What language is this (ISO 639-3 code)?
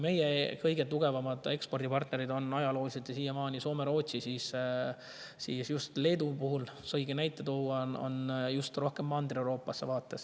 est